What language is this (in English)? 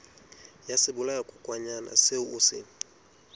Southern Sotho